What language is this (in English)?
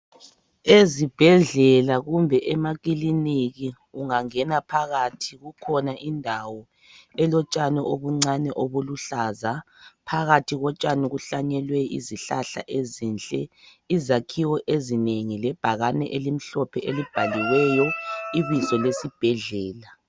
North Ndebele